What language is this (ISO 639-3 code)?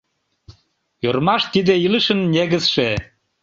chm